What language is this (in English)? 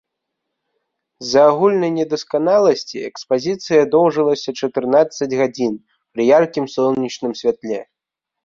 Belarusian